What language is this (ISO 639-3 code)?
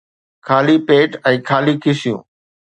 snd